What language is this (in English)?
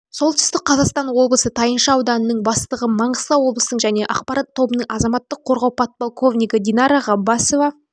Kazakh